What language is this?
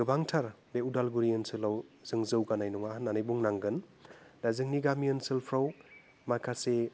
Bodo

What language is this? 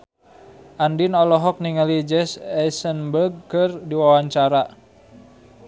Sundanese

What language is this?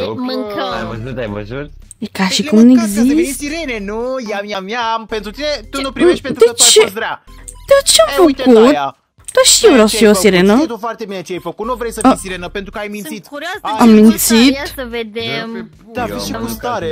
Romanian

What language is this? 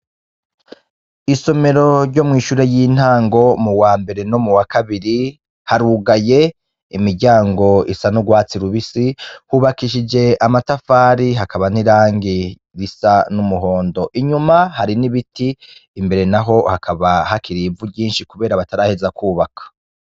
Rundi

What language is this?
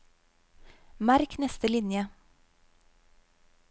Norwegian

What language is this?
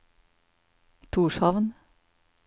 Norwegian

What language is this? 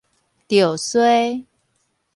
Min Nan Chinese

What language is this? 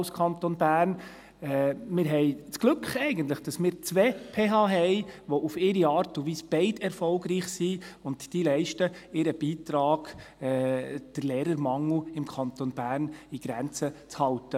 Swiss German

